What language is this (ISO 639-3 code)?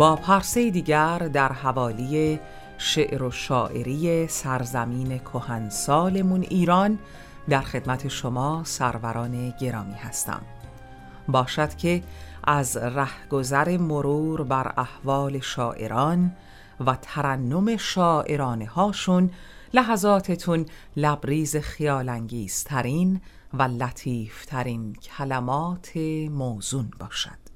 fas